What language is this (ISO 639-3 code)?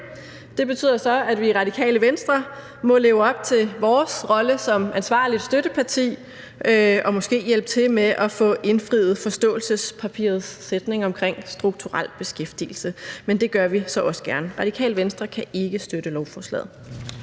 dan